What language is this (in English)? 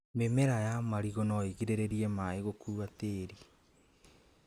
Kikuyu